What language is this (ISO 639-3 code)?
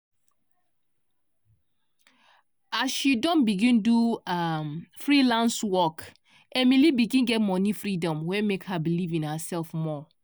pcm